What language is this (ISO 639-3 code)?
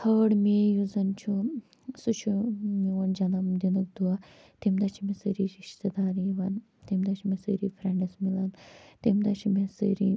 kas